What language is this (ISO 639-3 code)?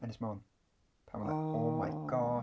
cym